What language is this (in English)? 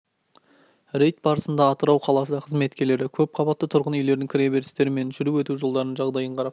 Kazakh